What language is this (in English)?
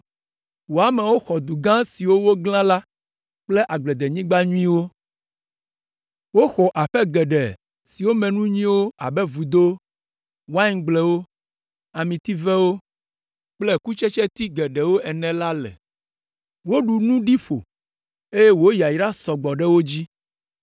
Ewe